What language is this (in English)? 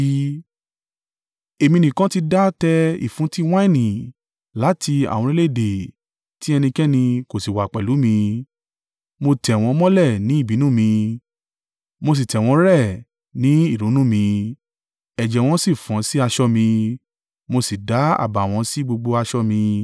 Yoruba